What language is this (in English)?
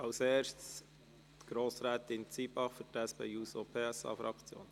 Swiss German